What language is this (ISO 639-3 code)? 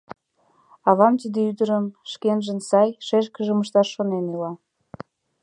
chm